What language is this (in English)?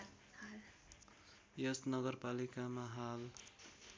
Nepali